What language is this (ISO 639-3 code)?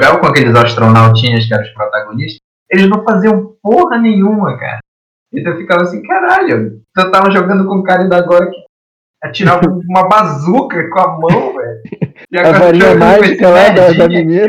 por